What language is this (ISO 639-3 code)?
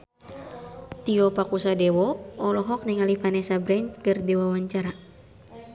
sun